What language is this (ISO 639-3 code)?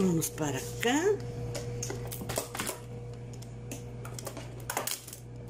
spa